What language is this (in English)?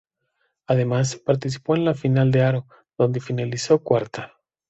Spanish